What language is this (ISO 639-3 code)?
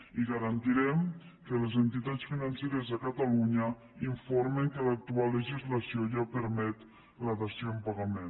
cat